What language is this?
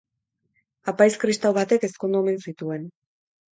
Basque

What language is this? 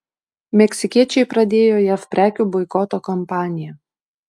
Lithuanian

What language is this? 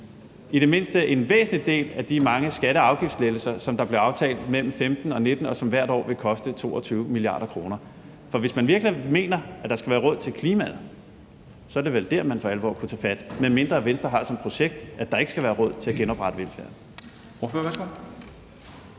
Danish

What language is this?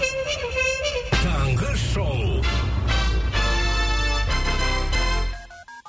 Kazakh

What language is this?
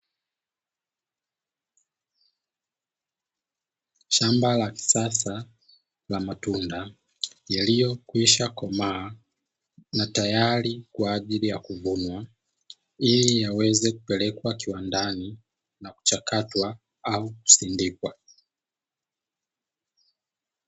Swahili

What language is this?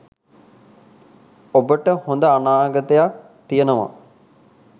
Sinhala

